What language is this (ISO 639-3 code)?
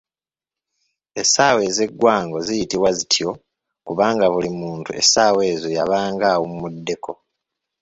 lug